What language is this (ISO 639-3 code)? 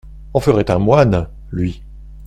fra